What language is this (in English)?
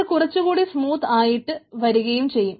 Malayalam